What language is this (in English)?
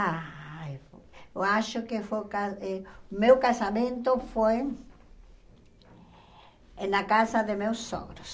Portuguese